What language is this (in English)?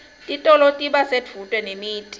Swati